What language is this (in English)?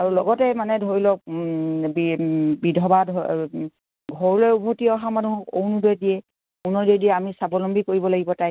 Assamese